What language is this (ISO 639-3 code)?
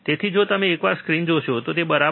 guj